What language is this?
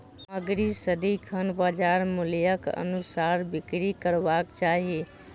Maithili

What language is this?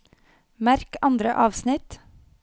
Norwegian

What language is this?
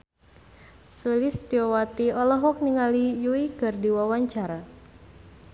Sundanese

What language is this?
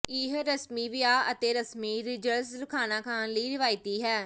Punjabi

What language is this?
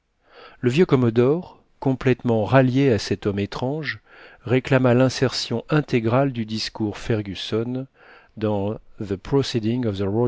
French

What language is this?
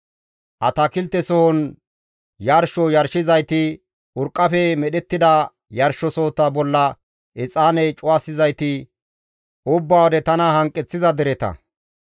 Gamo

